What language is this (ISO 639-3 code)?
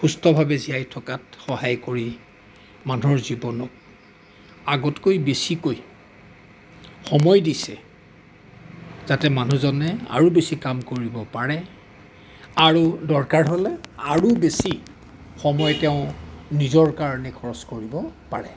asm